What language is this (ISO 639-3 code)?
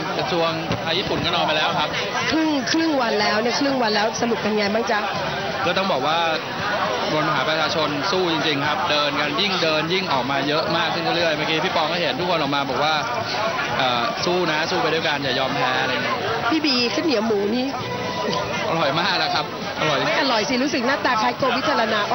tha